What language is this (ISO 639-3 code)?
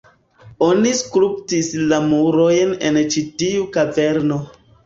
epo